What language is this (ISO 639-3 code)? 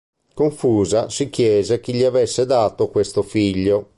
ita